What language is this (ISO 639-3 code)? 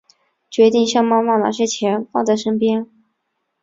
zho